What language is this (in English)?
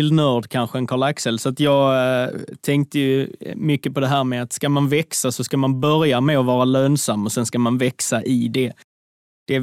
Swedish